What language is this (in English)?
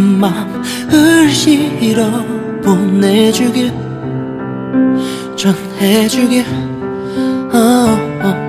Korean